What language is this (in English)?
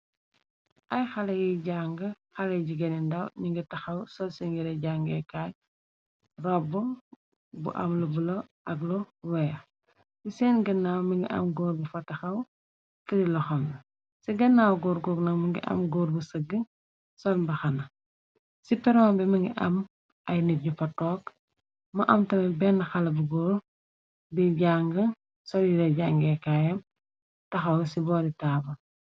Wolof